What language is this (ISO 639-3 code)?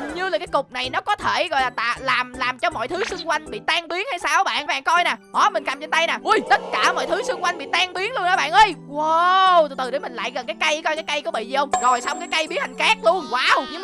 vie